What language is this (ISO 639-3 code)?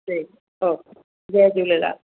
snd